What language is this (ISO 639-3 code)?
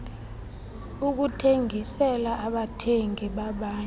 xho